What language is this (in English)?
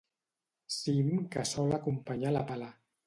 Catalan